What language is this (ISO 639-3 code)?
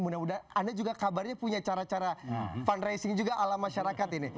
ind